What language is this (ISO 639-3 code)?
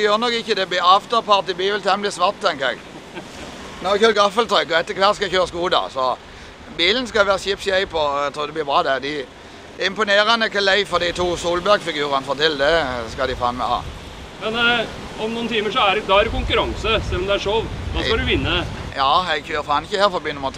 nor